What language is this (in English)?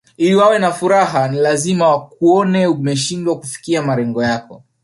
Swahili